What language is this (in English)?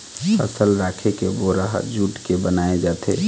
Chhattisgarhi